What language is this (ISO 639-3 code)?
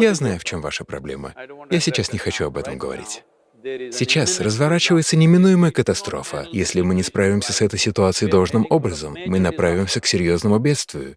rus